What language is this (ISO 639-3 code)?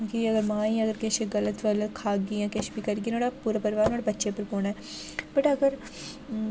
doi